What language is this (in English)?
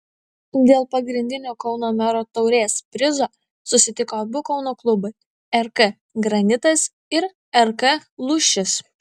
Lithuanian